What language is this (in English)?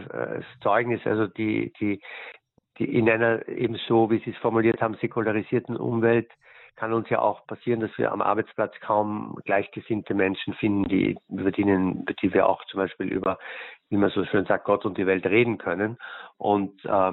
German